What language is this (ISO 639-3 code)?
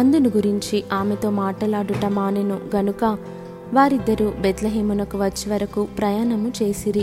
tel